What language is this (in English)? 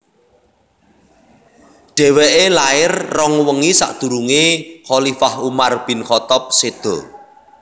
Javanese